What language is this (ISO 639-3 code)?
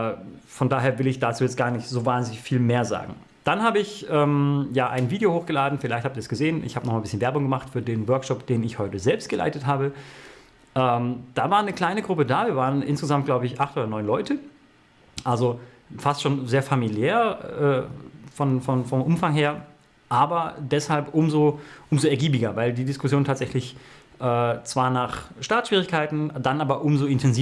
deu